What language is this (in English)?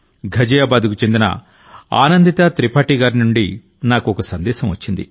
Telugu